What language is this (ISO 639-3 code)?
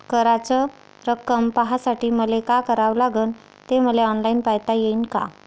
mar